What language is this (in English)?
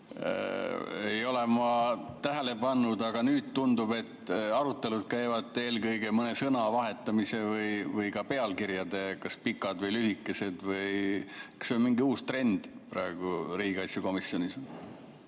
Estonian